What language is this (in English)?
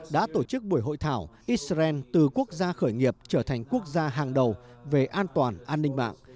Vietnamese